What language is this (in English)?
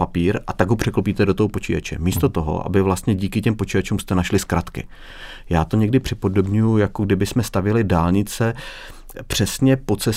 Czech